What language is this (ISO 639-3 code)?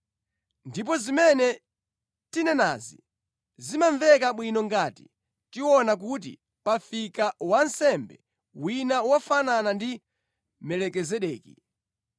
nya